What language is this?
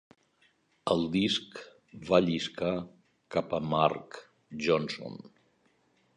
Catalan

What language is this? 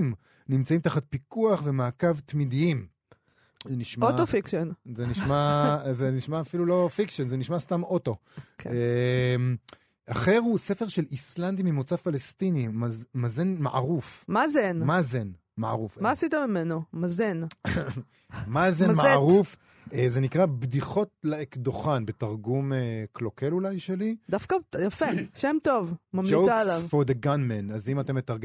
Hebrew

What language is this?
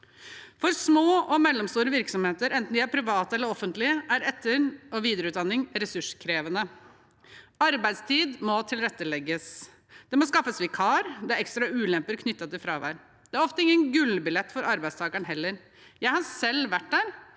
Norwegian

